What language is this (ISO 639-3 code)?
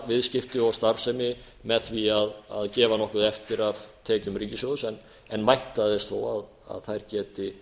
isl